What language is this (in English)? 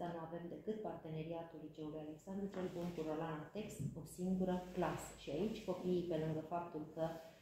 Romanian